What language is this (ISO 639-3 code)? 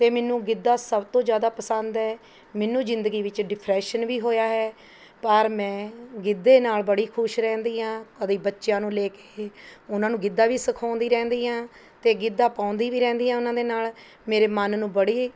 pan